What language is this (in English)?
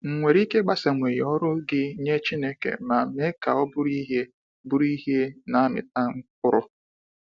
Igbo